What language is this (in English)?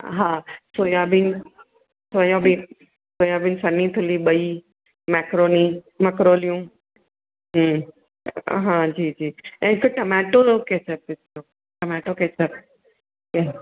Sindhi